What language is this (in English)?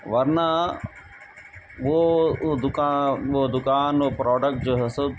Urdu